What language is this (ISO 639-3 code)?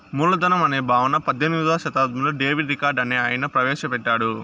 tel